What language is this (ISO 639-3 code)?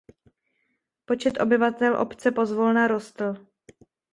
ces